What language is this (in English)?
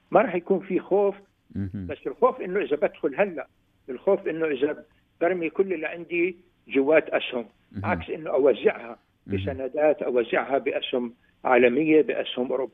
Arabic